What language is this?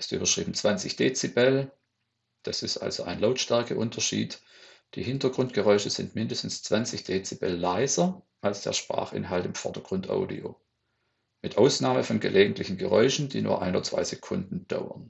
German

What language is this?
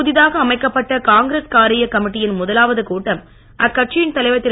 Tamil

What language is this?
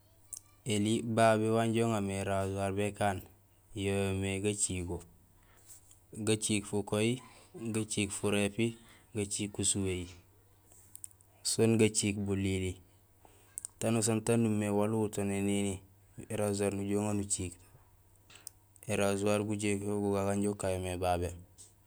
Gusilay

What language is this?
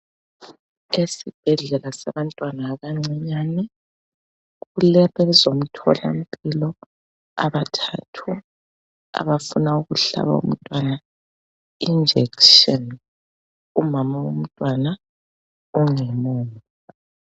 North Ndebele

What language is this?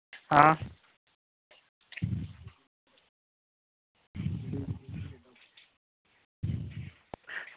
Dogri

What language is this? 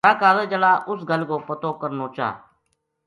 Gujari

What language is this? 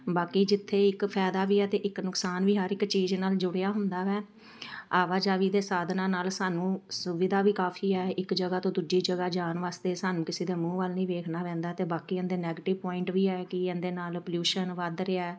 Punjabi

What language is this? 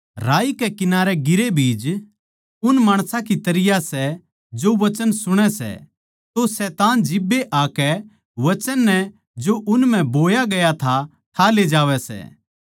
Haryanvi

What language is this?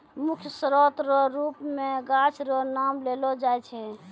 Maithili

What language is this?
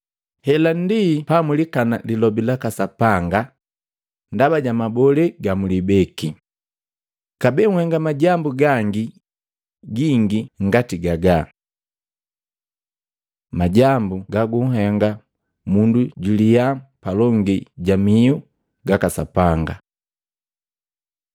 Matengo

